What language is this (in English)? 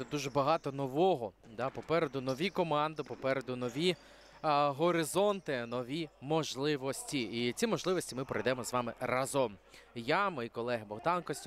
Ukrainian